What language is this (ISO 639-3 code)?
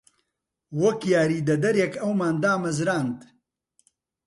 ckb